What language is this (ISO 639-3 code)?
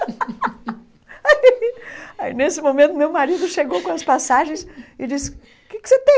por